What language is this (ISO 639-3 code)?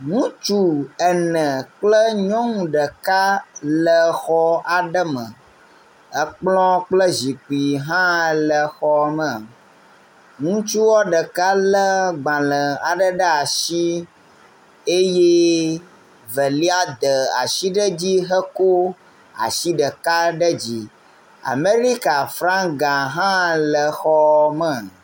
ewe